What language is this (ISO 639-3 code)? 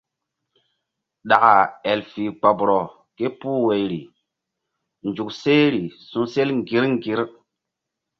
mdd